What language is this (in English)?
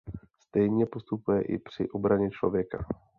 Czech